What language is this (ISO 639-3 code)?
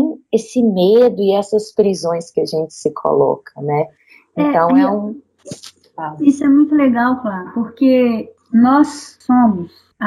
por